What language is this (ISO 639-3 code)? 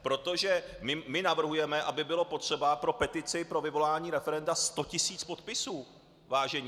ces